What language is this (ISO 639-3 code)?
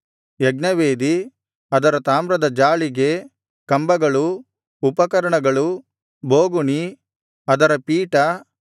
kan